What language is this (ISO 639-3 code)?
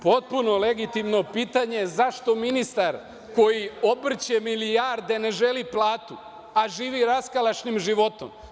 srp